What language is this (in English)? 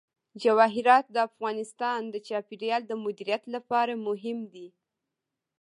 Pashto